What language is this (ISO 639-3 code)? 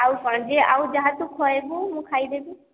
ori